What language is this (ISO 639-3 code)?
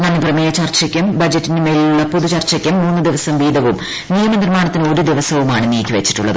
mal